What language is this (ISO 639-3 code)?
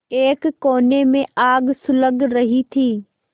hin